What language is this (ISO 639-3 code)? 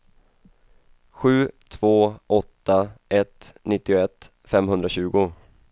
swe